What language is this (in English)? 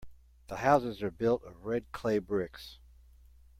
English